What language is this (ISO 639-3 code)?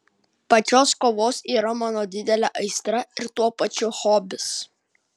lit